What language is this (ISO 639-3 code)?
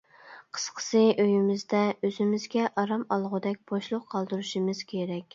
uig